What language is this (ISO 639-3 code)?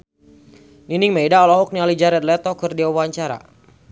sun